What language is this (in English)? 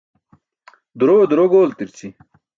Burushaski